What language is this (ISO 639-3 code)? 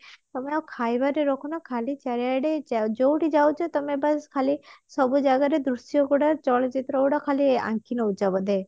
ori